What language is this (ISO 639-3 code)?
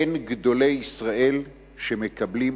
heb